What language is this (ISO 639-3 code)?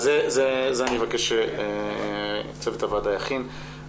heb